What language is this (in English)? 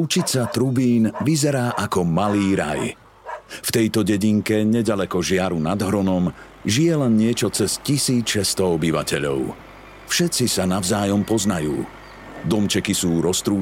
Slovak